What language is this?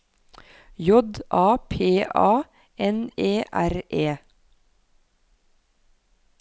Norwegian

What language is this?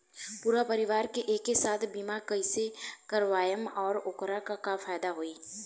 Bhojpuri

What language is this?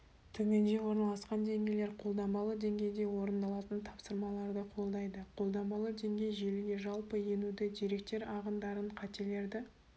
Kazakh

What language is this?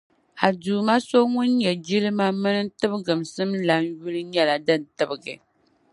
Dagbani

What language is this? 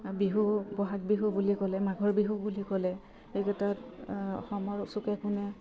Assamese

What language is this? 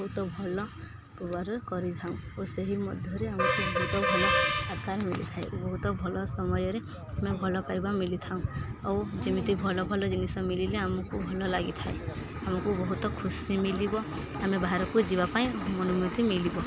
Odia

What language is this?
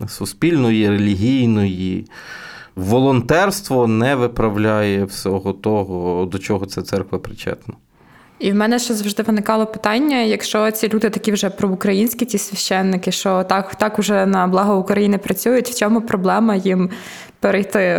Ukrainian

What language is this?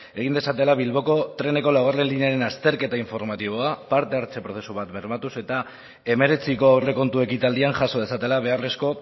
Basque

